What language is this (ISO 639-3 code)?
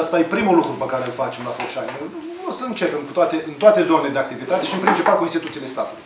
ron